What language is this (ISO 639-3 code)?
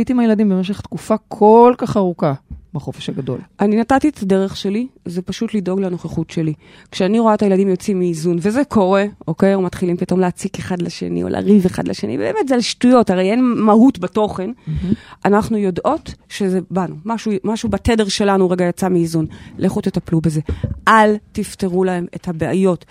heb